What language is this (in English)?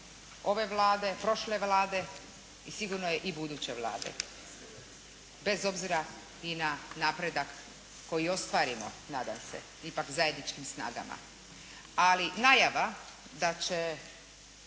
Croatian